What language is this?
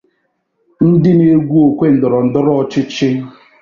Igbo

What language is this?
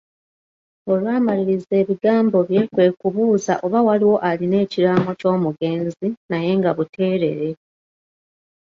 Ganda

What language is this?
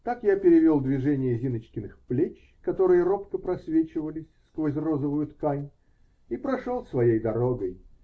Russian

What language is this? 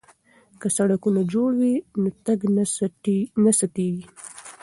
Pashto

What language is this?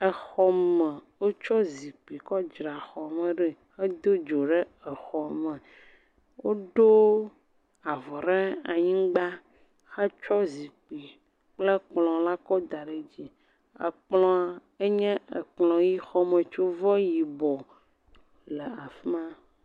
Ewe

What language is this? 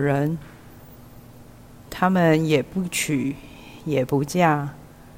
Chinese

